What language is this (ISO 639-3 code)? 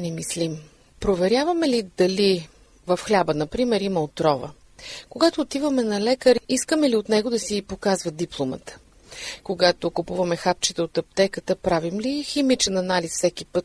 bul